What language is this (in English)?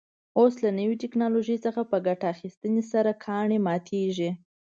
Pashto